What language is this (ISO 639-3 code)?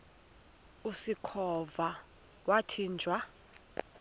xho